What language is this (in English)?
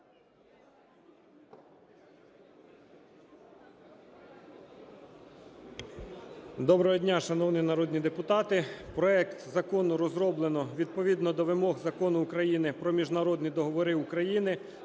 Ukrainian